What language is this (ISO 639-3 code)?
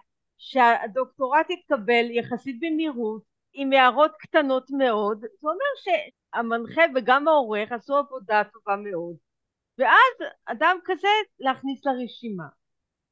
heb